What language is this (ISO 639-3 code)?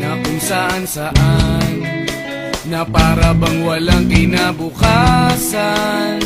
ind